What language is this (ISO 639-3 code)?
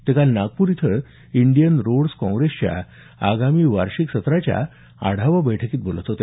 mar